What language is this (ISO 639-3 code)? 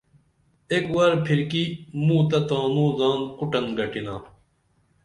dml